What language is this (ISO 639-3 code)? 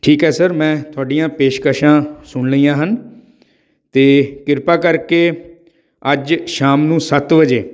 pan